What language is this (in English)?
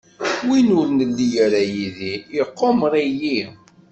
Kabyle